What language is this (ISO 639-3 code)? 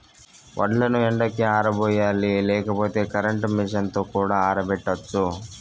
tel